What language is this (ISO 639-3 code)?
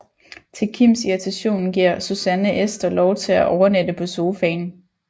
dan